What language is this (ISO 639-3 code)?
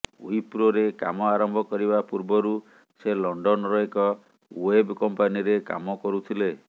ori